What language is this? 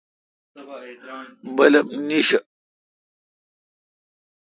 Kalkoti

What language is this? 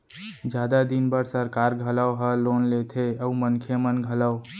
Chhattisgarhi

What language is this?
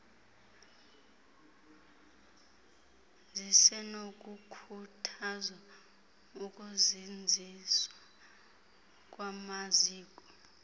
Xhosa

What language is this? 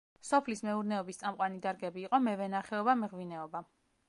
Georgian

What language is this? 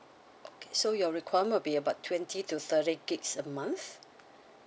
English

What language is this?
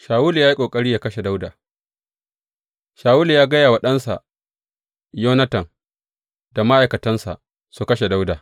Hausa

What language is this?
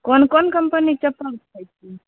Maithili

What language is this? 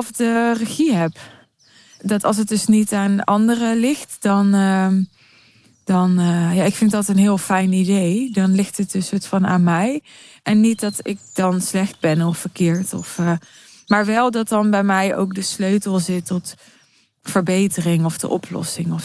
Dutch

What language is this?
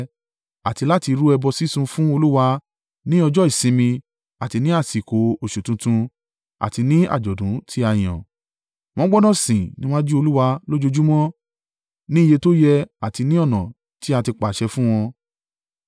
Yoruba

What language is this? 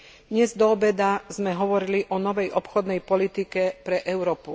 Slovak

